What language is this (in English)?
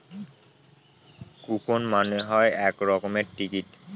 Bangla